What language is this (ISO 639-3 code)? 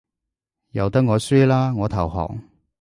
yue